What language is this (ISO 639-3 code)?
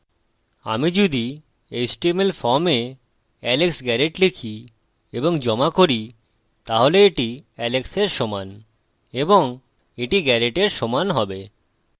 ben